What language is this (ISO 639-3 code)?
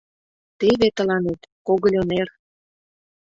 chm